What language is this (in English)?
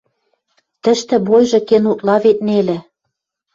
Western Mari